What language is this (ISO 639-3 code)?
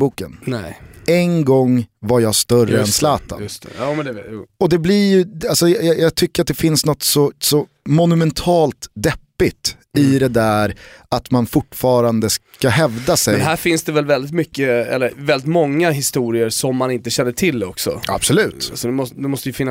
swe